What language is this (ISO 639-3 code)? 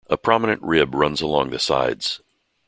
eng